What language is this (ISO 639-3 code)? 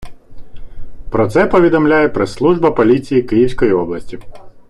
ukr